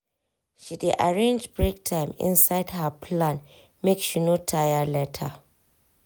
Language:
Nigerian Pidgin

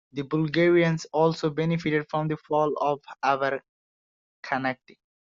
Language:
English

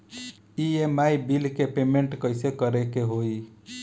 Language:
Bhojpuri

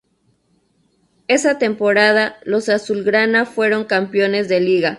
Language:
Spanish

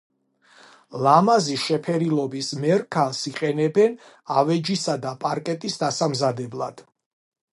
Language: Georgian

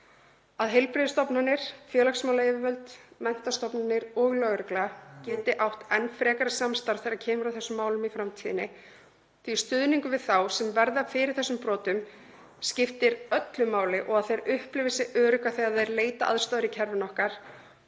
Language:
Icelandic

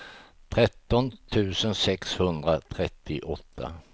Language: Swedish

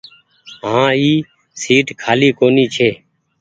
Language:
Goaria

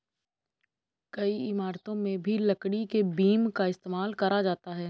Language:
Hindi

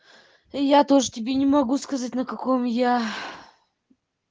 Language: Russian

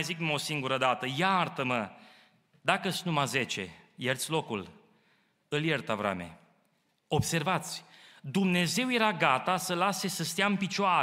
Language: Romanian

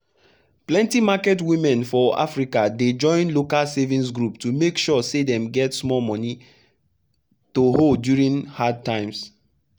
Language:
Nigerian Pidgin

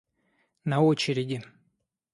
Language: Russian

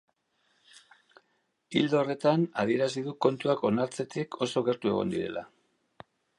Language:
Basque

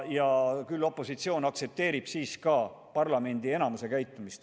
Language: Estonian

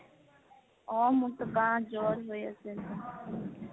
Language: Assamese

